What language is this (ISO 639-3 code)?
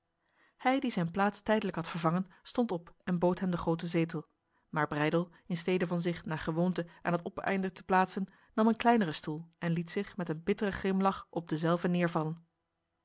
nld